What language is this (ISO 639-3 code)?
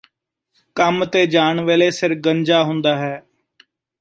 pan